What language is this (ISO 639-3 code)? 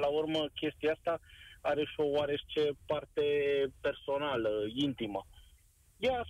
ron